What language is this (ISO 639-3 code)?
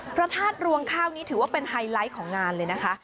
tha